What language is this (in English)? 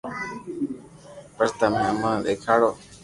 Loarki